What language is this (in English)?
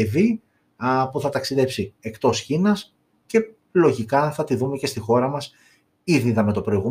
Greek